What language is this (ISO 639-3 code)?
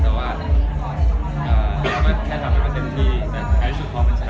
tha